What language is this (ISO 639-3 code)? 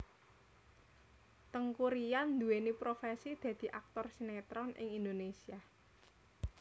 jav